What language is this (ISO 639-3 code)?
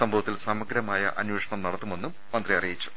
mal